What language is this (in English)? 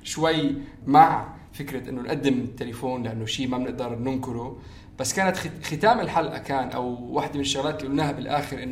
Arabic